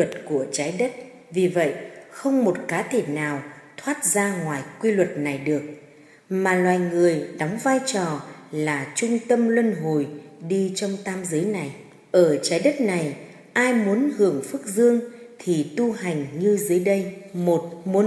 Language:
Vietnamese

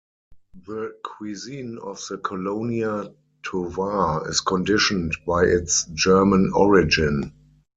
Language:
English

